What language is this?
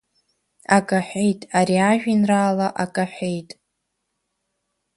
Abkhazian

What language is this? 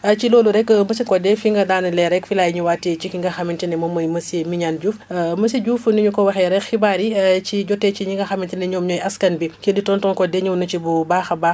Wolof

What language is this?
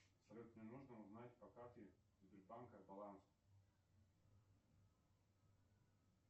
Russian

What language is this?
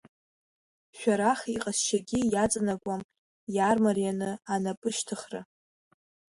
Abkhazian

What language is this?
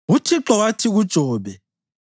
North Ndebele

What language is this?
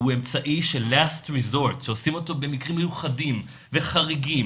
Hebrew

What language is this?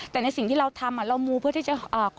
Thai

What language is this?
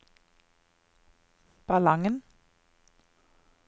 Norwegian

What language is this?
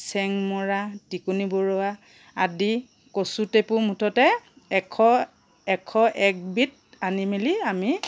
Assamese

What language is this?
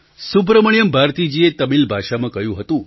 Gujarati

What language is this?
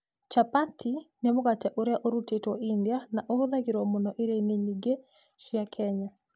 Kikuyu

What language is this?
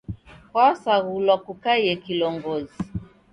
Taita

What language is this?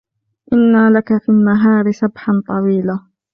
Arabic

